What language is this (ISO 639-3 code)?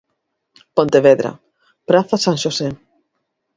glg